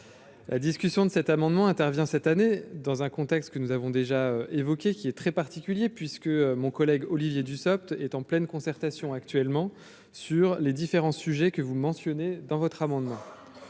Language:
French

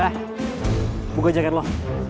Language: Indonesian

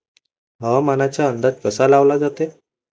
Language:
Marathi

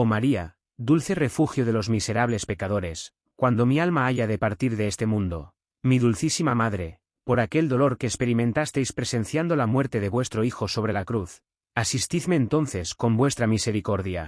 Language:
Spanish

